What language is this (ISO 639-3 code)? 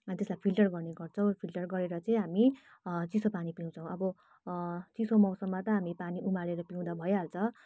nep